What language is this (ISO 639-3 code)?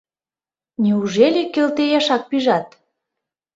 chm